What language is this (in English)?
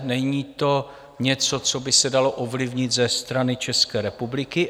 Czech